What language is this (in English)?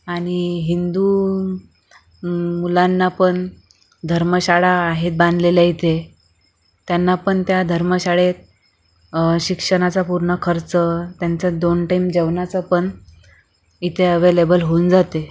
Marathi